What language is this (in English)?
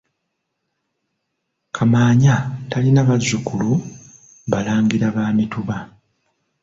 Ganda